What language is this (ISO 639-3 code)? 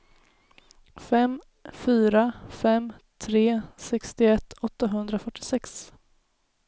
swe